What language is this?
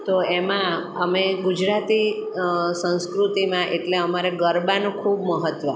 Gujarati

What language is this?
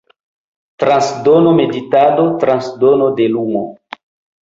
Esperanto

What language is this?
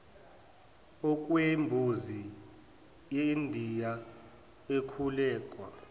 Zulu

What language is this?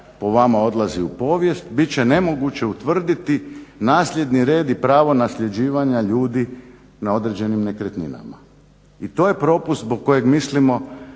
Croatian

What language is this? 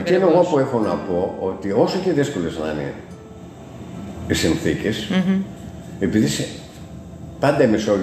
Greek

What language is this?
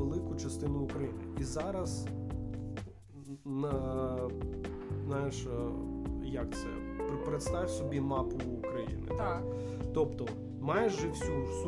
Ukrainian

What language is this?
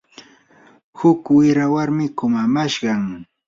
Yanahuanca Pasco Quechua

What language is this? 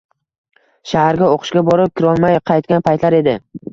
Uzbek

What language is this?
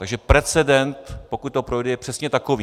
Czech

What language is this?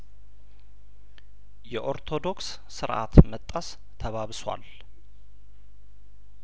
Amharic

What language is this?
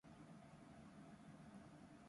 Japanese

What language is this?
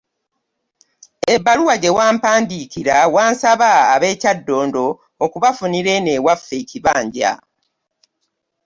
Ganda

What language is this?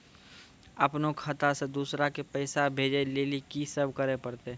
Maithili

